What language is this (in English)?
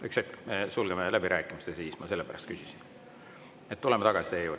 Estonian